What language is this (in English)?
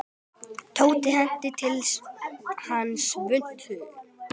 Icelandic